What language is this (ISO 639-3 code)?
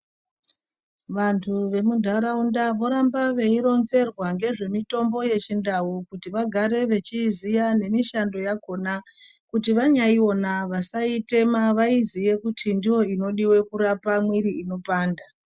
ndc